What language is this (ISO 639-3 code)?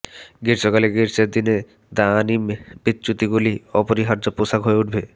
ben